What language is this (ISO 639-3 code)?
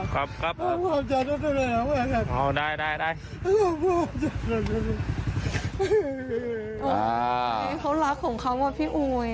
tha